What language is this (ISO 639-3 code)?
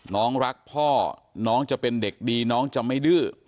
tha